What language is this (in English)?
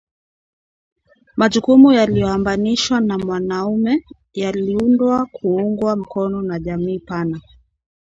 Swahili